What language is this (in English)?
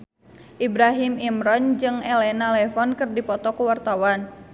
Sundanese